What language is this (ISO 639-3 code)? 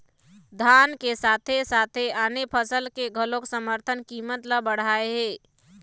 hne